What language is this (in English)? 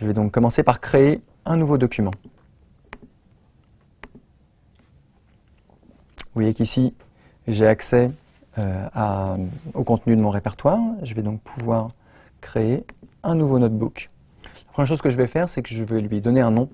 French